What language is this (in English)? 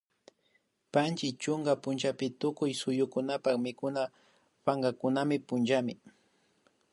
Imbabura Highland Quichua